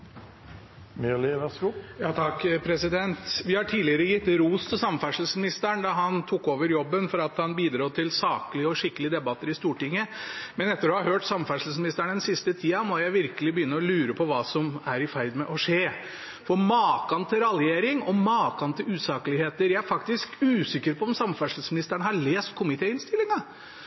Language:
Norwegian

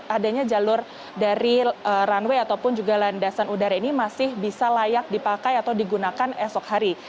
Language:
Indonesian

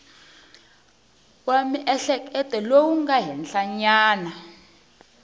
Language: Tsonga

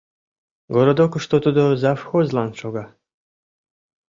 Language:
Mari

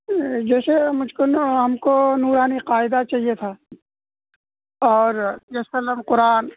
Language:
Urdu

